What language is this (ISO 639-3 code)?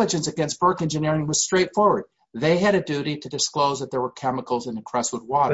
eng